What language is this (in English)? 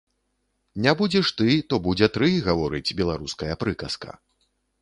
Belarusian